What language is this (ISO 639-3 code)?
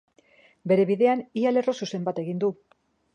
eus